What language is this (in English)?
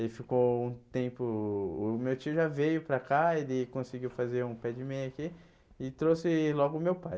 Portuguese